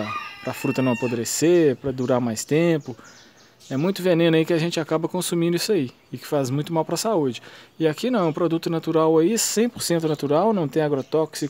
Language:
Portuguese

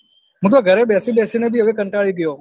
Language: Gujarati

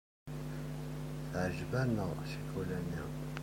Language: Kabyle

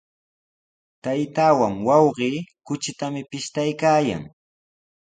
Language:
Sihuas Ancash Quechua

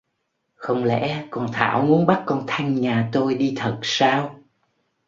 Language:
Vietnamese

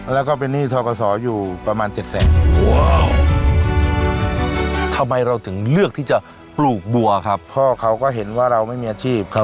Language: Thai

